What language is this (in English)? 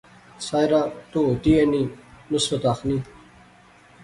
Pahari-Potwari